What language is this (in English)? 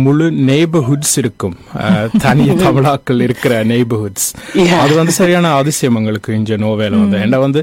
Tamil